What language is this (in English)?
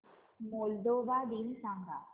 Marathi